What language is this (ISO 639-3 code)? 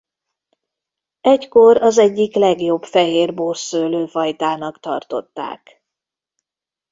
hun